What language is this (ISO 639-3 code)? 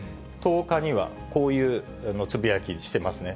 jpn